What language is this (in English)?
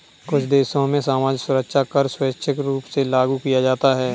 Hindi